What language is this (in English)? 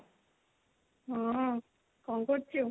Odia